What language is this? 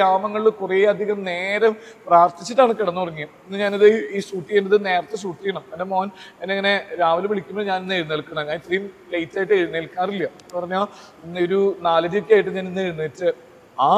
Malayalam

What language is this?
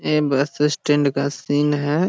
Magahi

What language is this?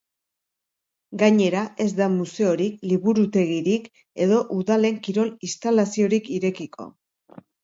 Basque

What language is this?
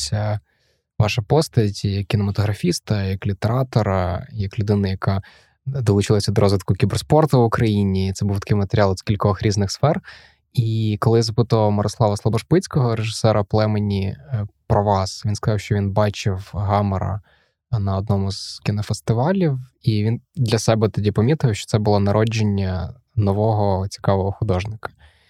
Ukrainian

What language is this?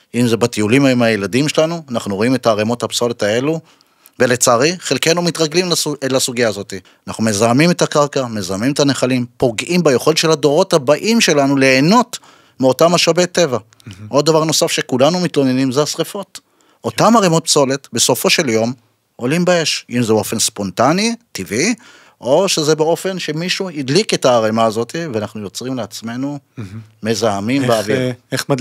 Hebrew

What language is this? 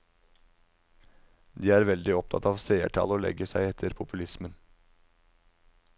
Norwegian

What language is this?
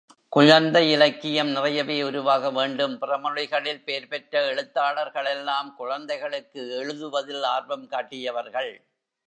Tamil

